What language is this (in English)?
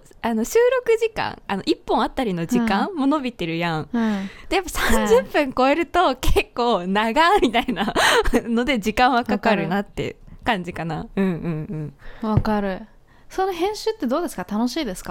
Japanese